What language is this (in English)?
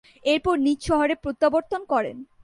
Bangla